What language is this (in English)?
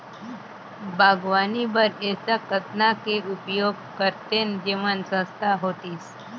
Chhattisgarhi